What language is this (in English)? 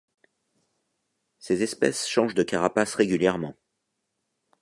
French